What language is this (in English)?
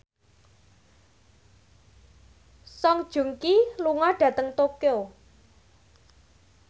Javanese